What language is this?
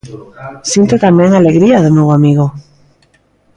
Galician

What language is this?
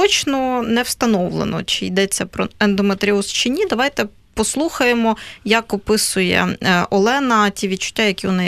Ukrainian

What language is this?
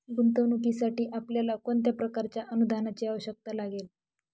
Marathi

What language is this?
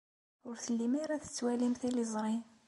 Kabyle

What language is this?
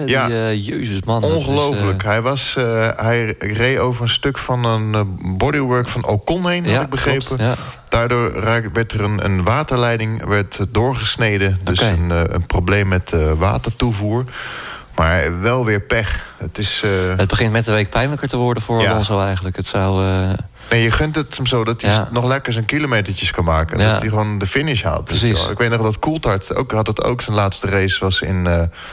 Dutch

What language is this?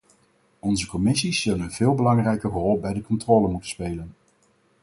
Dutch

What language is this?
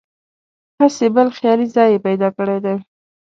Pashto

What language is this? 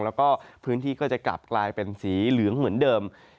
Thai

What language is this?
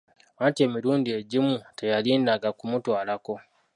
Ganda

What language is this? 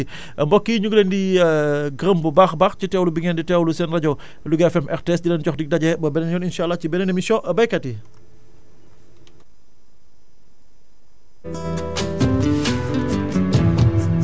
Wolof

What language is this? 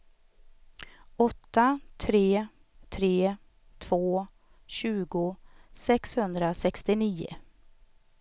Swedish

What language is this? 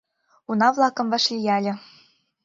Mari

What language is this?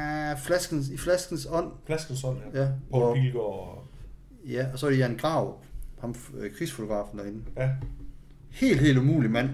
Danish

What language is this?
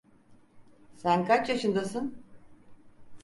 Turkish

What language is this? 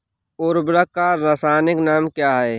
Hindi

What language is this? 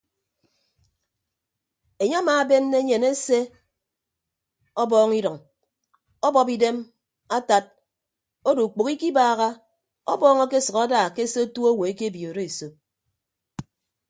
Ibibio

